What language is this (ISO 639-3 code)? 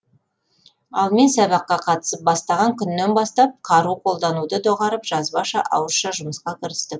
kaz